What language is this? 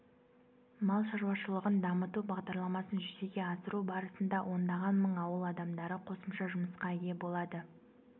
Kazakh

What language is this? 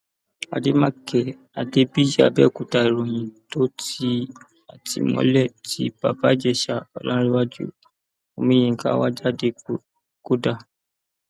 Yoruba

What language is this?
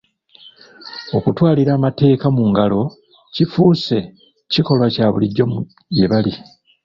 Ganda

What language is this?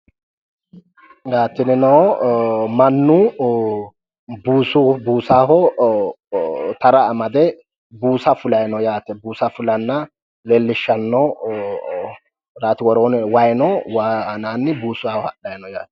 Sidamo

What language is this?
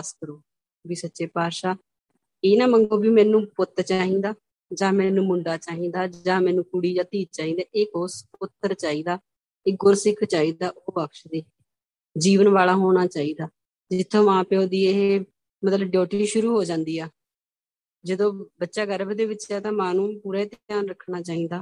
Punjabi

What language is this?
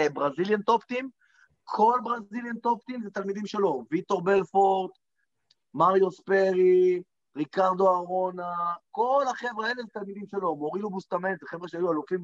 Hebrew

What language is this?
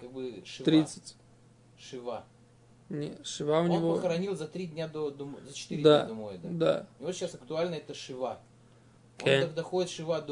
Russian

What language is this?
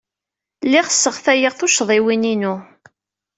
Kabyle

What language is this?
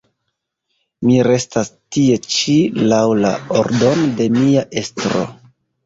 Esperanto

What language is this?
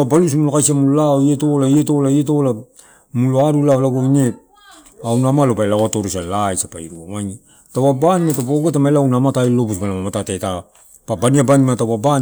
Torau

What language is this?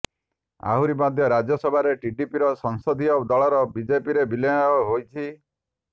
Odia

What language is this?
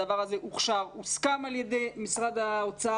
Hebrew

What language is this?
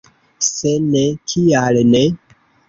Esperanto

